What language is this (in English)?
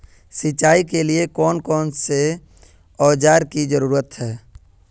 Magahi